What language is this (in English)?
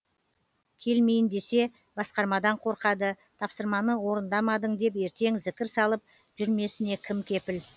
Kazakh